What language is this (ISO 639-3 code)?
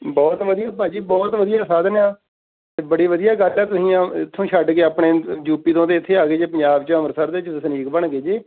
pan